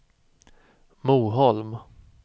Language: Swedish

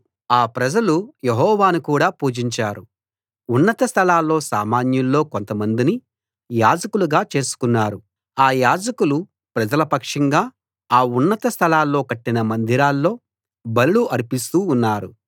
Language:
Telugu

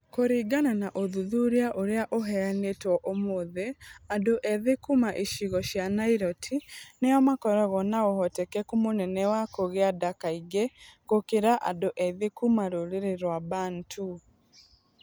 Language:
Kikuyu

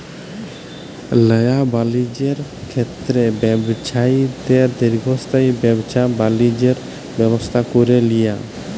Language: Bangla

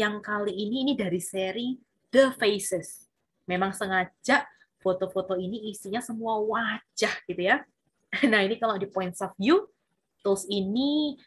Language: Indonesian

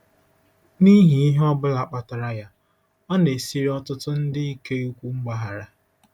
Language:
Igbo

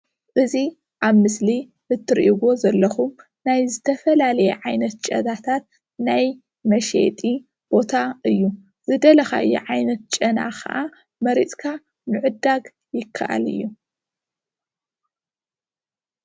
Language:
Tigrinya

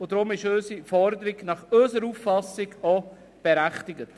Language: Swiss German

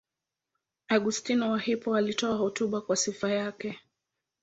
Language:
Swahili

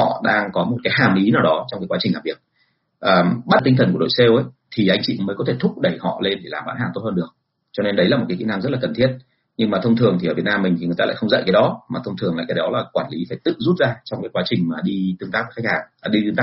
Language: Vietnamese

